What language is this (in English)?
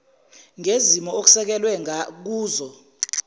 Zulu